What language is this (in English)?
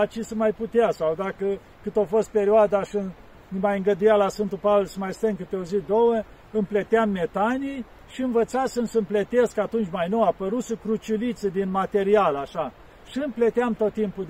Romanian